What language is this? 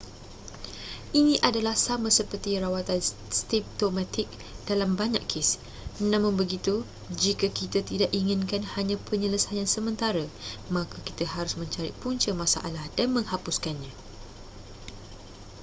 Malay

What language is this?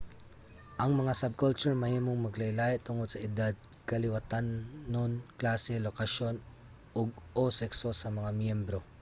Cebuano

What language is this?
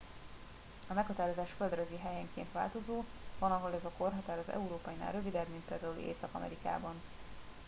Hungarian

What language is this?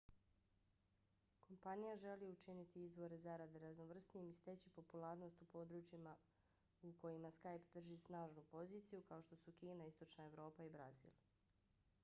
Bosnian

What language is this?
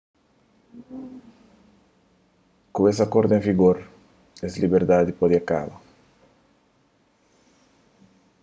Kabuverdianu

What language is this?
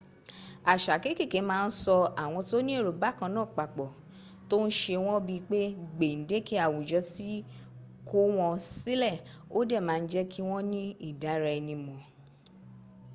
Yoruba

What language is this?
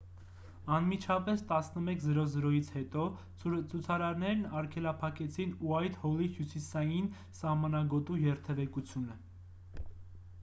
Armenian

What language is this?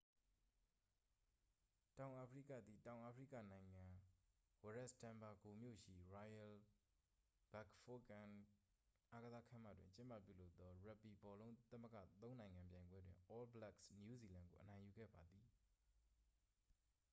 Burmese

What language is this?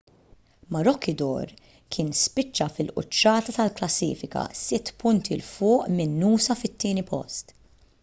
Maltese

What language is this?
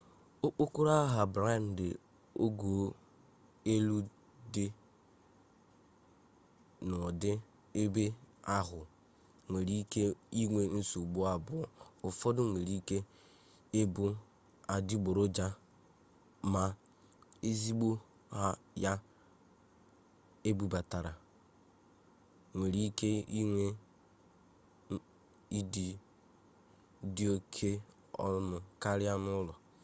Igbo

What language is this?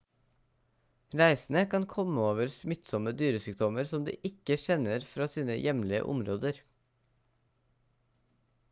Norwegian Bokmål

